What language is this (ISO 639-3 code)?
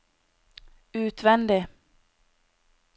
nor